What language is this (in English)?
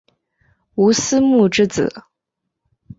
Chinese